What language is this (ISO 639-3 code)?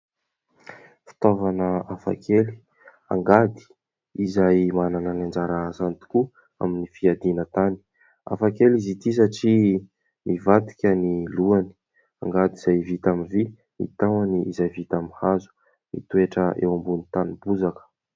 mlg